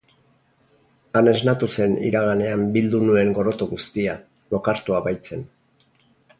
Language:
Basque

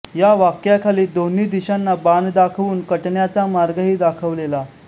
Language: Marathi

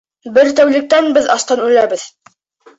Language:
Bashkir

